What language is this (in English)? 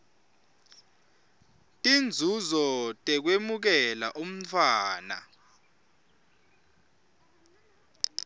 Swati